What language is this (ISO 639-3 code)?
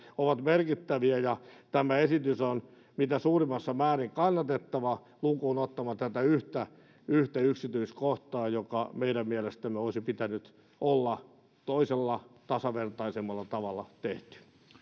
fin